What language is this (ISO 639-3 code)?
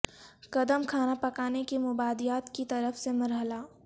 urd